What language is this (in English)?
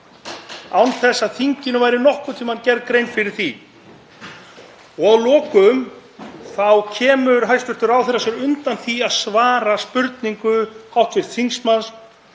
Icelandic